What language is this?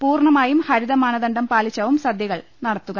Malayalam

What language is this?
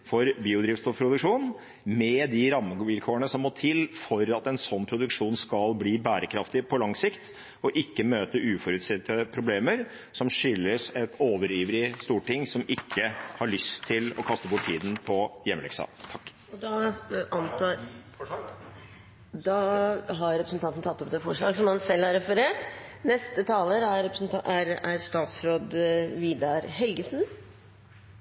Norwegian Bokmål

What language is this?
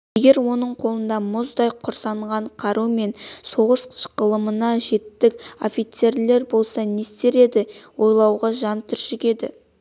Kazakh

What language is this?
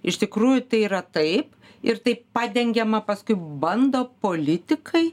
Lithuanian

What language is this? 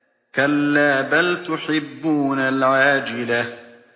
Arabic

